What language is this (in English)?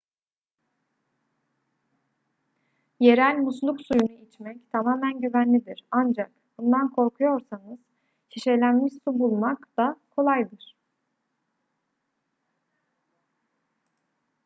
Turkish